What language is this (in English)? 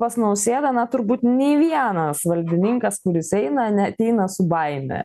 Lithuanian